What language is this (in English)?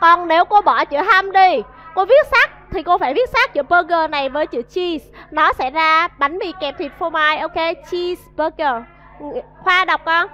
Vietnamese